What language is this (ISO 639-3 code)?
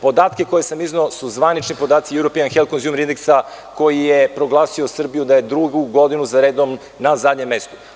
srp